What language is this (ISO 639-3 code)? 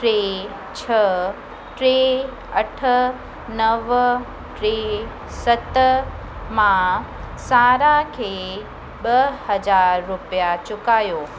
snd